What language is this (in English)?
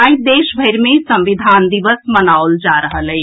Maithili